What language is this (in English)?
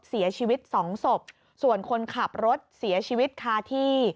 Thai